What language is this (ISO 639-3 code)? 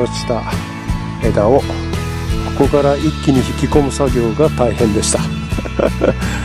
jpn